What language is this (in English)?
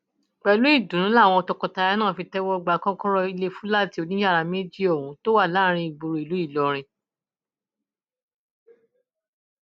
Yoruba